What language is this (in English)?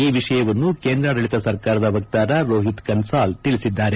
Kannada